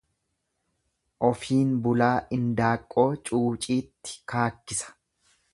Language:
Oromo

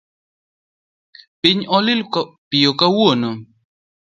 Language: Luo (Kenya and Tanzania)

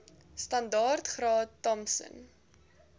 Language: Afrikaans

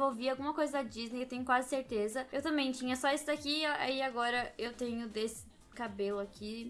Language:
Portuguese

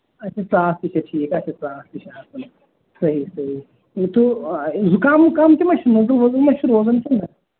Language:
Kashmiri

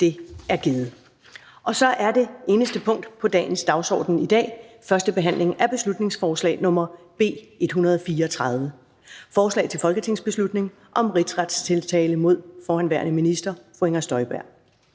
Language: Danish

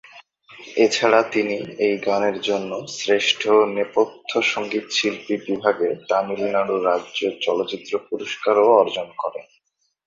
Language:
Bangla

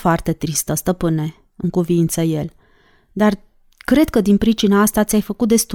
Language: Romanian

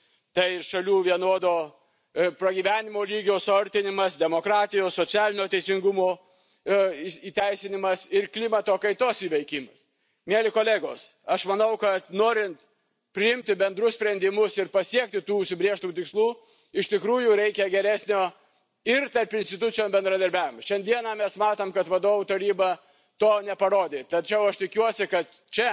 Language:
Lithuanian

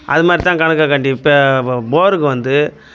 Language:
Tamil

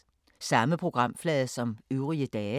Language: Danish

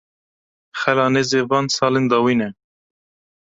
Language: Kurdish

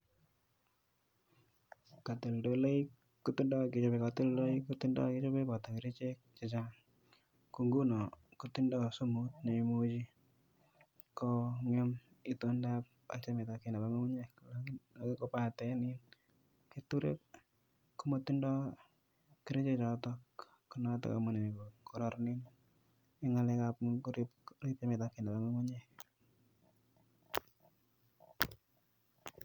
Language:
Kalenjin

